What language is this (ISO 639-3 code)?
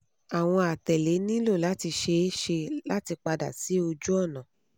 yor